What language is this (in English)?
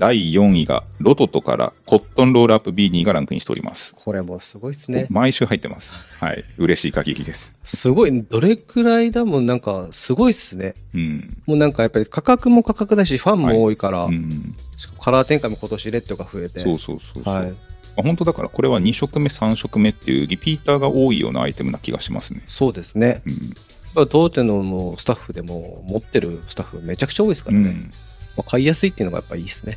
Japanese